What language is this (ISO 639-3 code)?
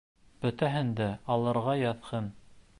bak